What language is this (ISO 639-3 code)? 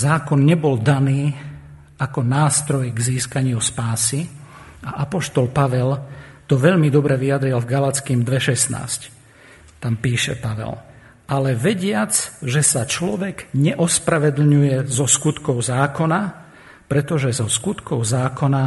slk